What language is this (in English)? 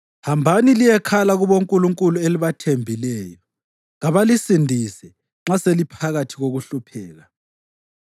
North Ndebele